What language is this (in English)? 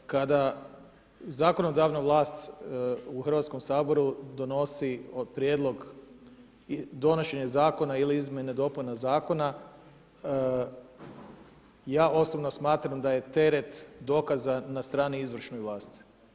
Croatian